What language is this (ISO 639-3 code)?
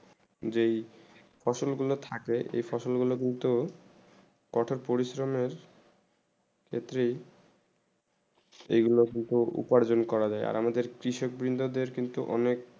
ben